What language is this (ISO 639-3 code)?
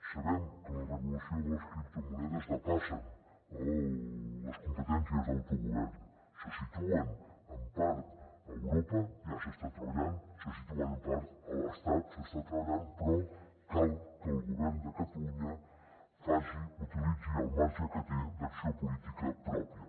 cat